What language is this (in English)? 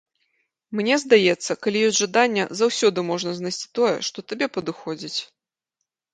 Belarusian